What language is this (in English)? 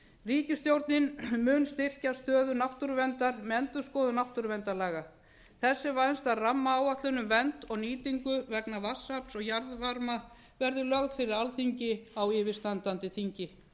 Icelandic